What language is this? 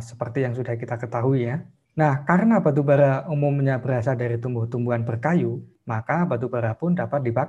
Indonesian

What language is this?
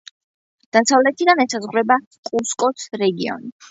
Georgian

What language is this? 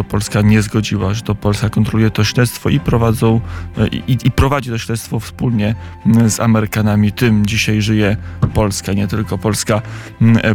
Polish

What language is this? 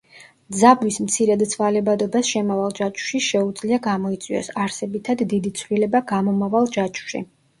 Georgian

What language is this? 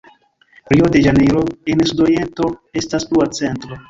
Esperanto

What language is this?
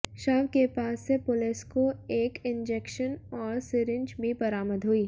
Hindi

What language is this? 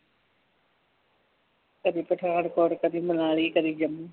Punjabi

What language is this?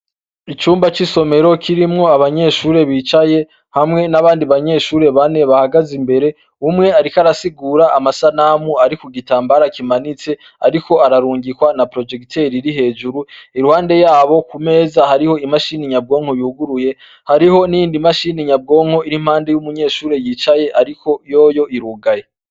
Rundi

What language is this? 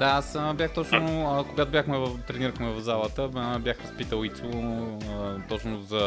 Bulgarian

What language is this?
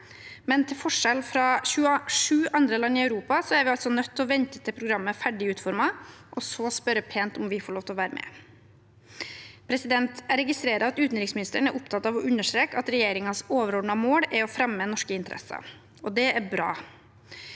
Norwegian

